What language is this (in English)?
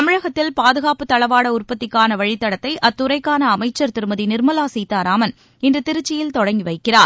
Tamil